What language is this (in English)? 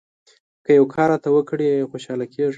Pashto